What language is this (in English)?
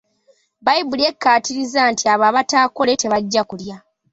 Ganda